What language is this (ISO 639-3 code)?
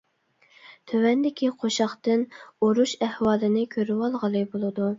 uig